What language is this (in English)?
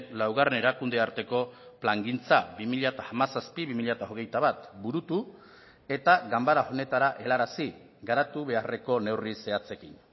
Basque